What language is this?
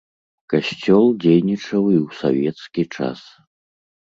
Belarusian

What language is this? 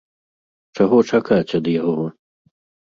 Belarusian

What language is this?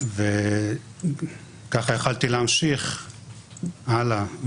Hebrew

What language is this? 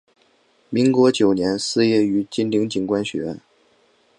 Chinese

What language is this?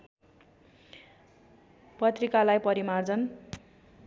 Nepali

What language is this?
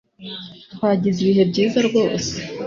Kinyarwanda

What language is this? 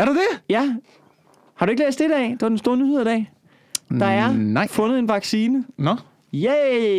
Danish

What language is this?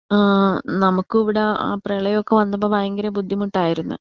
Malayalam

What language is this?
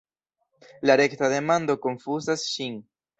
Esperanto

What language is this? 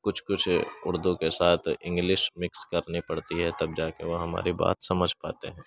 Urdu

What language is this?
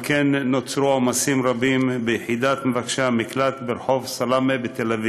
Hebrew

